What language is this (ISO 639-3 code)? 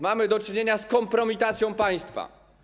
pol